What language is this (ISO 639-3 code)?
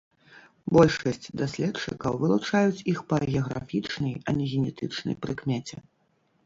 bel